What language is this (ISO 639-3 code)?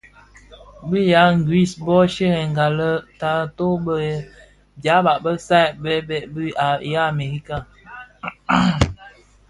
ksf